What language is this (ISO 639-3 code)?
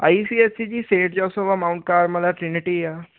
pan